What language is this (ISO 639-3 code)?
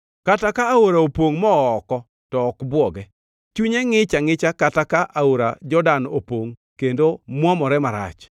luo